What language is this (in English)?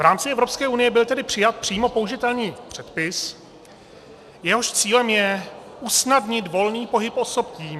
Czech